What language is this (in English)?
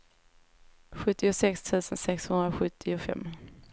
Swedish